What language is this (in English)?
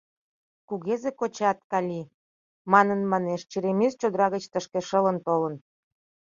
Mari